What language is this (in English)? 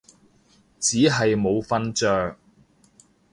Cantonese